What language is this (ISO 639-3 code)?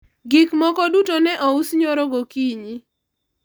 luo